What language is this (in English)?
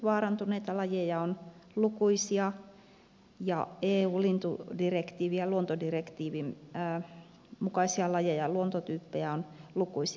Finnish